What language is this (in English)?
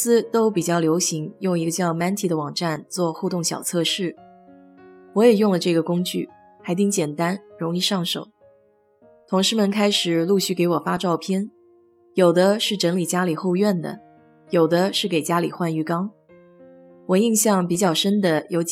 Chinese